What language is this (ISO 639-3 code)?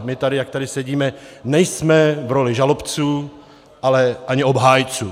ces